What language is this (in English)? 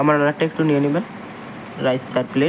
Bangla